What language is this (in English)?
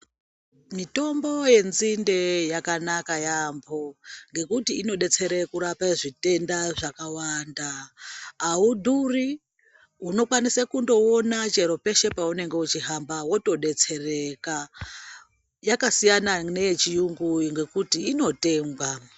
Ndau